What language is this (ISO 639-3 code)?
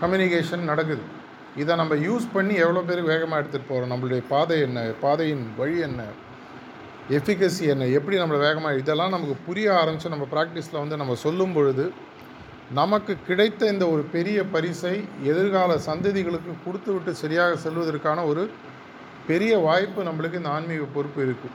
tam